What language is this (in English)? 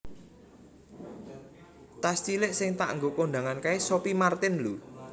Javanese